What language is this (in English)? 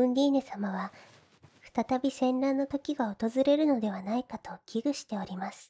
Japanese